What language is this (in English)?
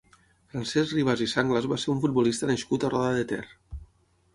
Catalan